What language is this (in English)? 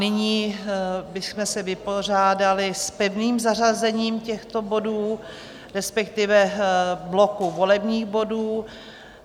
Czech